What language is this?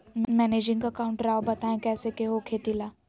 Magahi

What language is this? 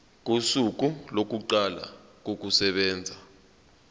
Zulu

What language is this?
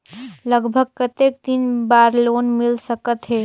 Chhattisgarhi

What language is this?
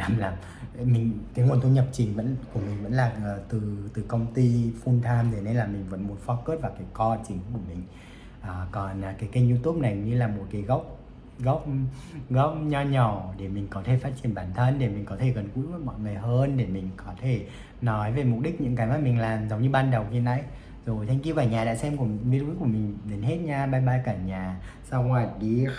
Vietnamese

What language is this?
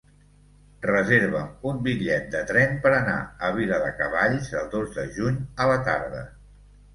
Catalan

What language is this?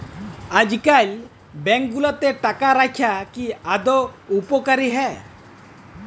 Bangla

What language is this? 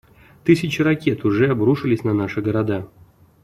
Russian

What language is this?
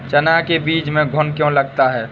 Hindi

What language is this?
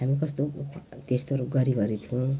Nepali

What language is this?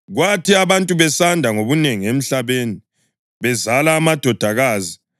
North Ndebele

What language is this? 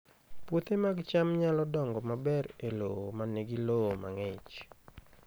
Luo (Kenya and Tanzania)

